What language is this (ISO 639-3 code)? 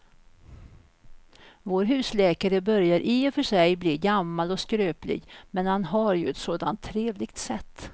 swe